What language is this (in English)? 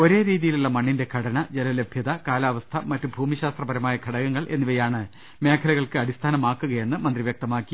Malayalam